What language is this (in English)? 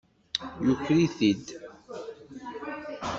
Kabyle